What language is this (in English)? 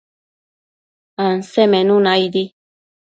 Matsés